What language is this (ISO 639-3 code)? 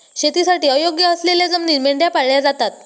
mar